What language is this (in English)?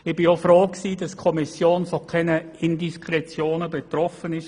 Swiss German